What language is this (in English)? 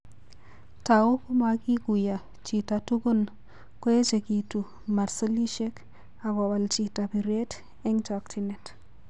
Kalenjin